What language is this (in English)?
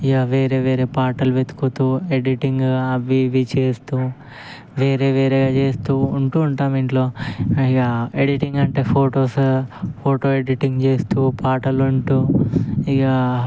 Telugu